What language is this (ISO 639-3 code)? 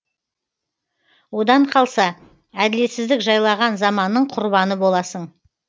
kaz